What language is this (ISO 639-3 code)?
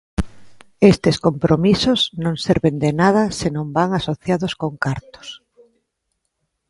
glg